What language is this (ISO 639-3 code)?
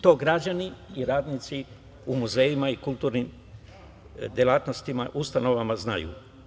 srp